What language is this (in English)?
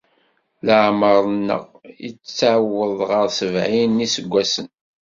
Kabyle